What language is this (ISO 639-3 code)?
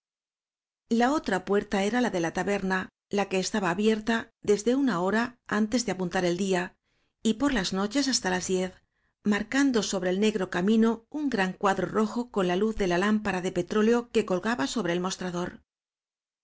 spa